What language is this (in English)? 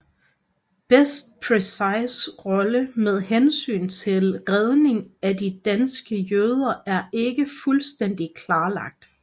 Danish